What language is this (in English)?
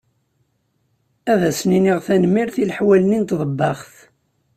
Kabyle